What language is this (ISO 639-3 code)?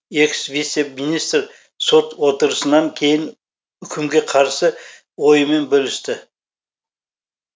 kaz